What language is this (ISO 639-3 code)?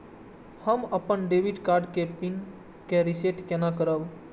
mai